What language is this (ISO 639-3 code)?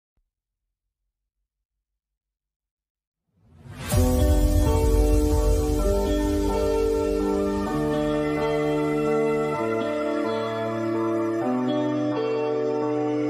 tha